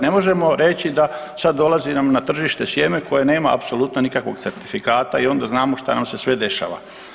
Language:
Croatian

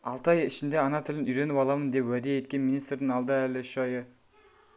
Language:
Kazakh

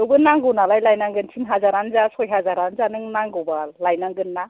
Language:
Bodo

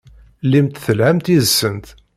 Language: Kabyle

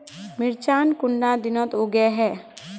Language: Magahi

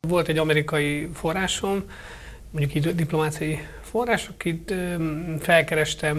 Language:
Hungarian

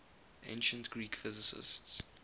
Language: English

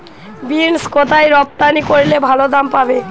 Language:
Bangla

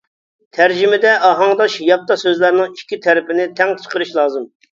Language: Uyghur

